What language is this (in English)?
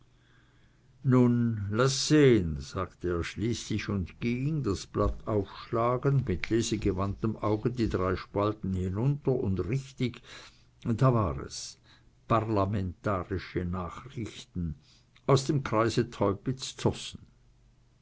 German